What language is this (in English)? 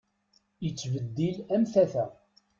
Kabyle